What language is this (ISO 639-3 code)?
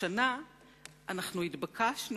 heb